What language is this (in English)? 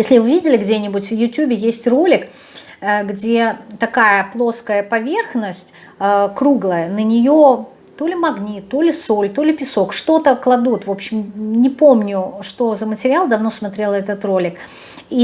Russian